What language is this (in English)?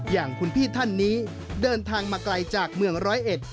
Thai